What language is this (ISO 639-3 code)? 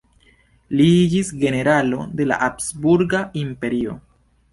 epo